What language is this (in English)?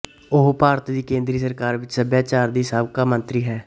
Punjabi